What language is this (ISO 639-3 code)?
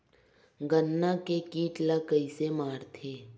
hne